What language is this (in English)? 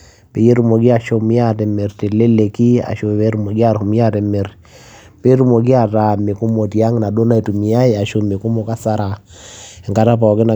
Masai